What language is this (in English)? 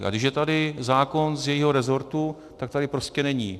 Czech